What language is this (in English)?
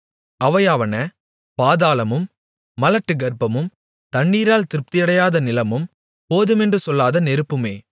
Tamil